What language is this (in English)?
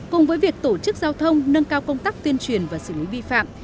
Vietnamese